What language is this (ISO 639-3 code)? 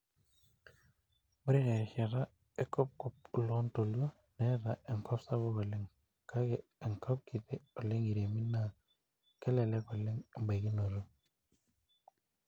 mas